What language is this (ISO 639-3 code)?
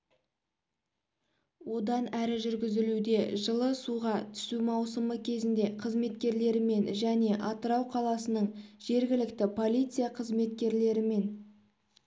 kaz